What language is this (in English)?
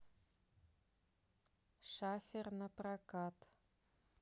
Russian